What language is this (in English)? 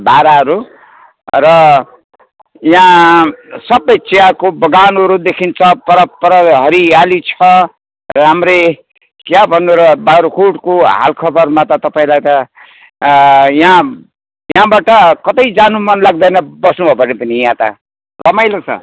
Nepali